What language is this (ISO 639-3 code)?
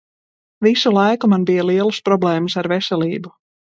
lav